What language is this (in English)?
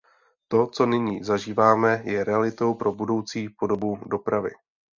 Czech